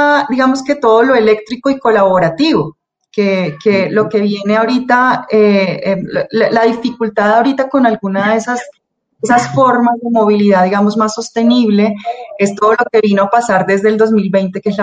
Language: Spanish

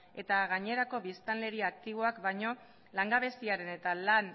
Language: Basque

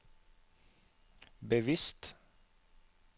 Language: Norwegian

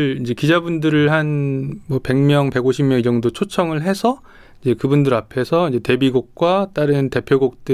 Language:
Korean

